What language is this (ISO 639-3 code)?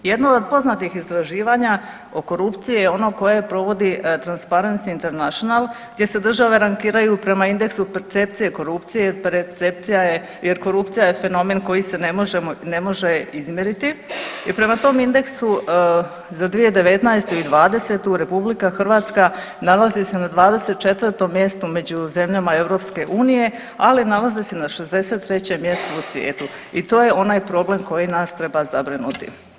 hrv